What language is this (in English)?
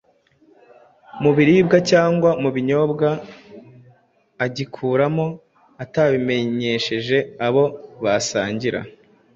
Kinyarwanda